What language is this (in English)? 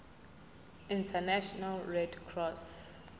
Zulu